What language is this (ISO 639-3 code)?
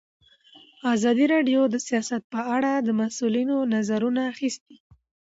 pus